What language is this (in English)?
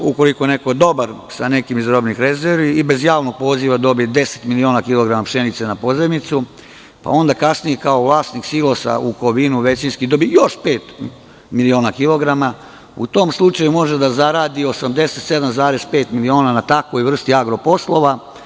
Serbian